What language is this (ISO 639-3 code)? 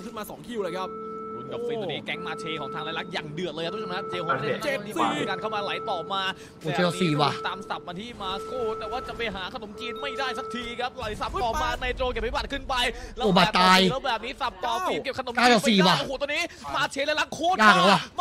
tha